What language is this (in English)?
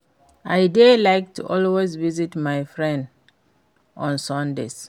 Nigerian Pidgin